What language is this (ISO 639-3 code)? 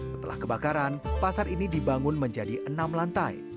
ind